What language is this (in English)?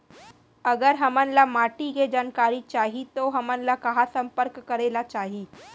Chhattisgarhi